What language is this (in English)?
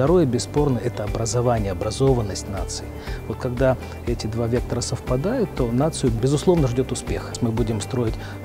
Russian